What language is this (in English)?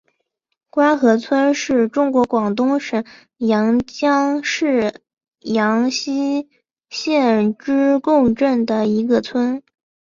Chinese